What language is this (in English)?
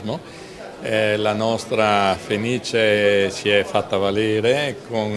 Italian